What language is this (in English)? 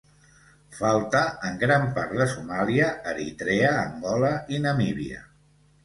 Catalan